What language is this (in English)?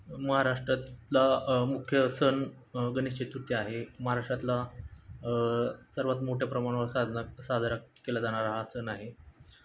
Marathi